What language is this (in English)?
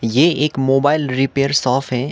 Hindi